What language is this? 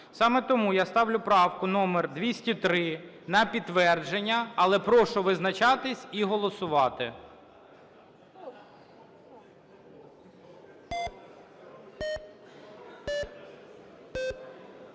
Ukrainian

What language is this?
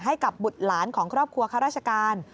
Thai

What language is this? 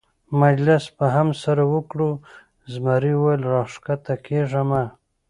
Pashto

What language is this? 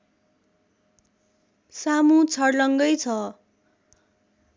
Nepali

